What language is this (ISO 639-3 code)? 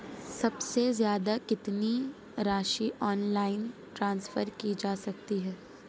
hin